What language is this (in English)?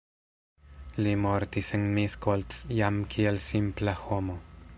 Esperanto